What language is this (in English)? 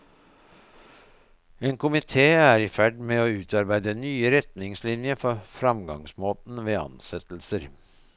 Norwegian